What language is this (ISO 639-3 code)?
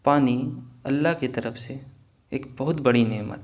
urd